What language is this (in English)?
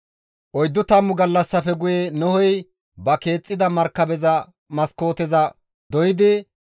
Gamo